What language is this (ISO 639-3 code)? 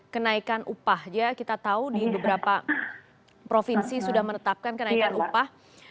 ind